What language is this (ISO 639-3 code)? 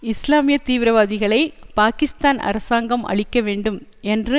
tam